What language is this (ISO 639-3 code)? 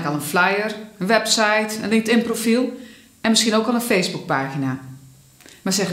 nld